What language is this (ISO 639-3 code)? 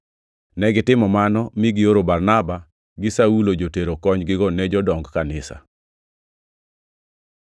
luo